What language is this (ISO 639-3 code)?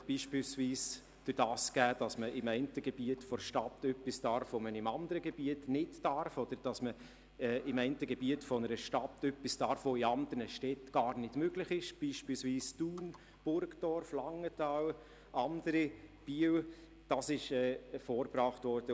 gsw